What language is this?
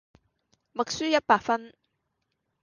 Cantonese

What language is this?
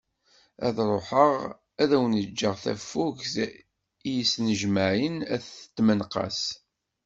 Kabyle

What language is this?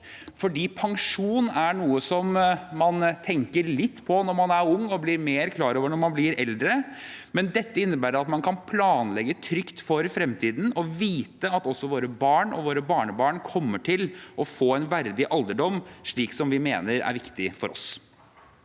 Norwegian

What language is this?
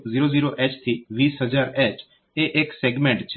Gujarati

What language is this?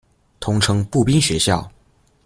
Chinese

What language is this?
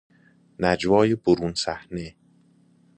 Persian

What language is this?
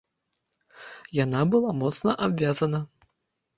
Belarusian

